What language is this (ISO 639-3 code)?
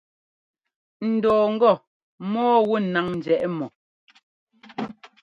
jgo